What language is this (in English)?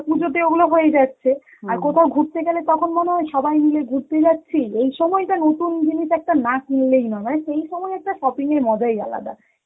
Bangla